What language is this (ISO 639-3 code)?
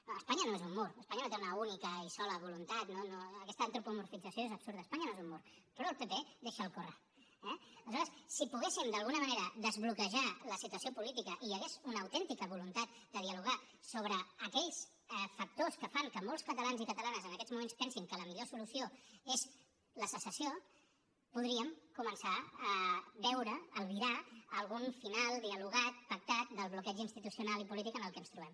cat